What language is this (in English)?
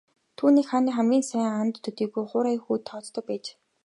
Mongolian